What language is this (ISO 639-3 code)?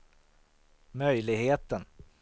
swe